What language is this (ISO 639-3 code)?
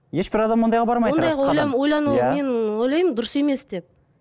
kaz